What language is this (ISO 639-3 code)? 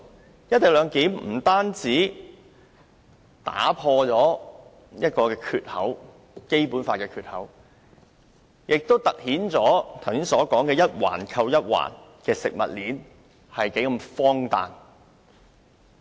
yue